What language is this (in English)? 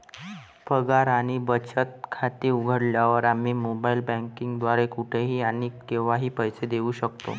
Marathi